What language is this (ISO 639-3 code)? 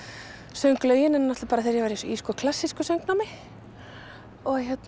isl